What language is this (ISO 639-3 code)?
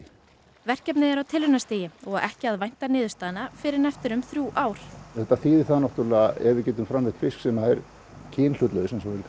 isl